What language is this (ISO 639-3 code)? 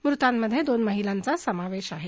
mar